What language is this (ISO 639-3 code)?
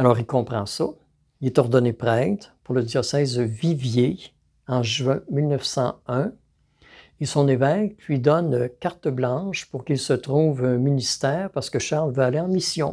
fra